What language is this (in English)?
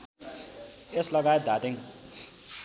Nepali